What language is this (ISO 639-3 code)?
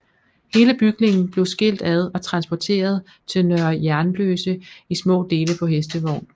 dan